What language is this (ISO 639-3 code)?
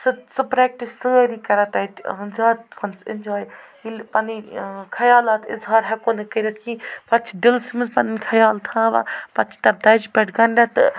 kas